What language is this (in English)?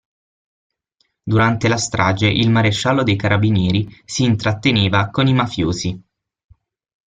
Italian